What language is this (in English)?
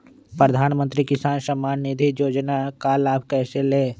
Magahi